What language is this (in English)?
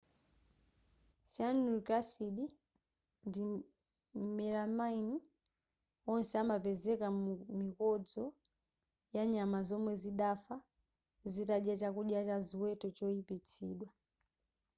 Nyanja